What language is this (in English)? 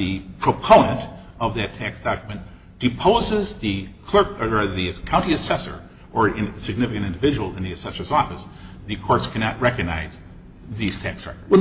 English